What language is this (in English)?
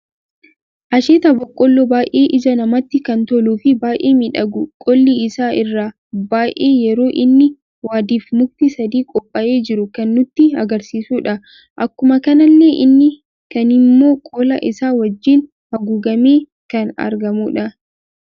Oromo